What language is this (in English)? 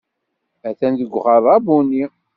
Kabyle